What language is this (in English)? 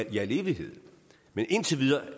Danish